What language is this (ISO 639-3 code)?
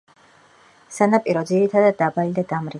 kat